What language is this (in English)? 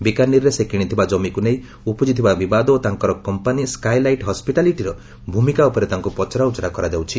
Odia